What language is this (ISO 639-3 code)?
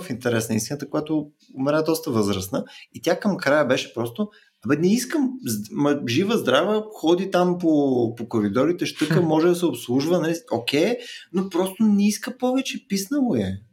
bul